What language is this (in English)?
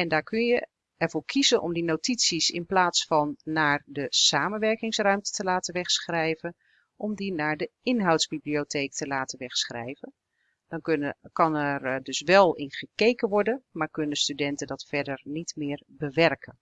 Dutch